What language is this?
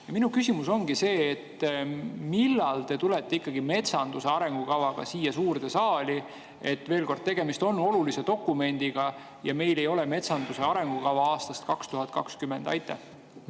Estonian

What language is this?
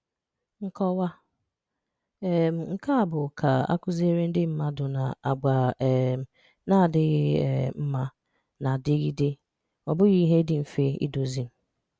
Igbo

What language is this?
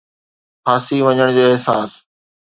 Sindhi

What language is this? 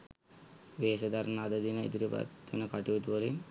Sinhala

